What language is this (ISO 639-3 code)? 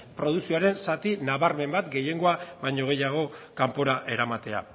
eus